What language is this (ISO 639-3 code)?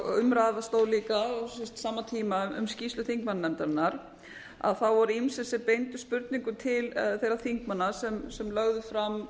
isl